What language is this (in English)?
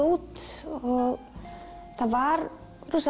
Icelandic